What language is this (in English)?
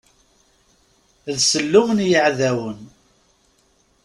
Kabyle